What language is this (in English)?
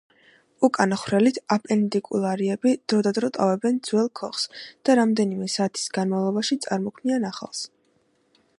Georgian